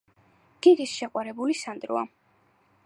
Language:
Georgian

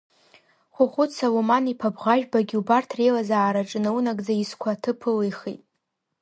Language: Abkhazian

